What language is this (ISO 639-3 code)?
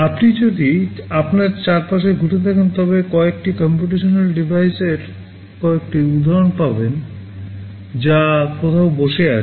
ben